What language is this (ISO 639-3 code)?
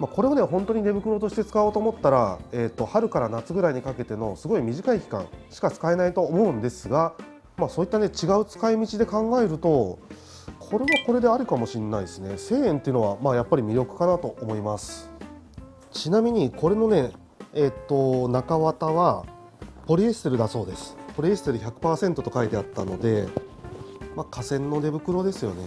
jpn